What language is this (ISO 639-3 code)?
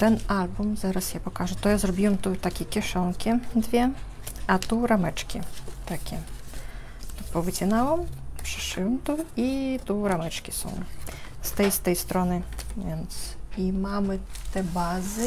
pol